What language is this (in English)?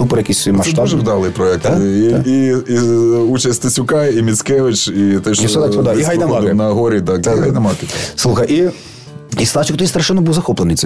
Ukrainian